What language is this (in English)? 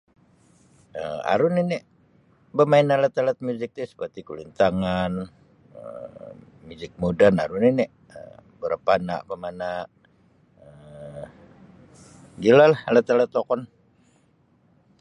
Sabah Bisaya